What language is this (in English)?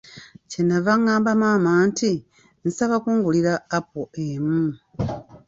Ganda